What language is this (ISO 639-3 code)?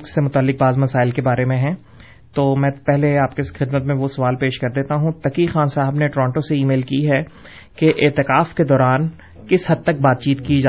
urd